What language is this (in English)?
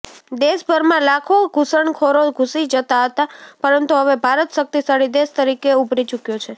Gujarati